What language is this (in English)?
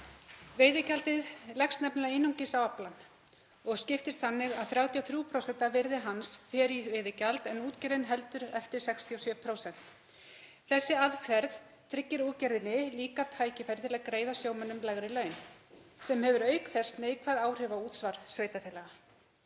Icelandic